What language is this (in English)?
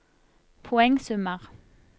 Norwegian